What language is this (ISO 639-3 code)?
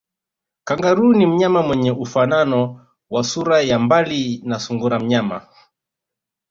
swa